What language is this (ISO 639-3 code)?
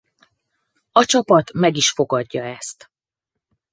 hun